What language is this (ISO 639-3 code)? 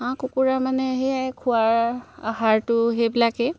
asm